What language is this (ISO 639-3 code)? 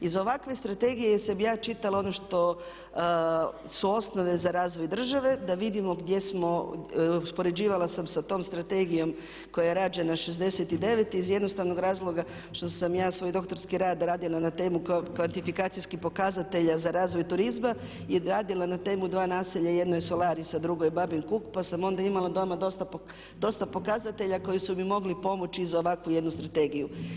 hrv